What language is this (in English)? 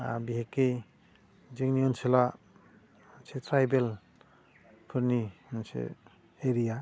Bodo